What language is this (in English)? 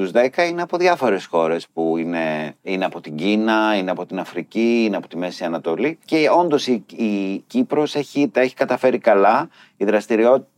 Greek